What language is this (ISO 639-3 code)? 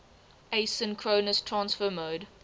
eng